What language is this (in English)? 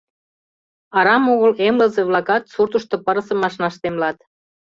Mari